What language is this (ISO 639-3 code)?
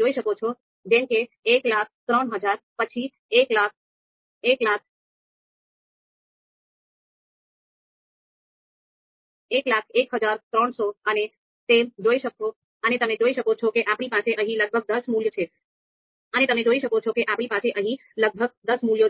guj